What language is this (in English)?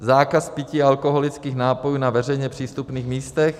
Czech